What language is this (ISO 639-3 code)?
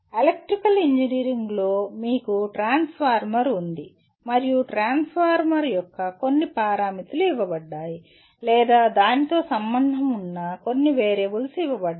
tel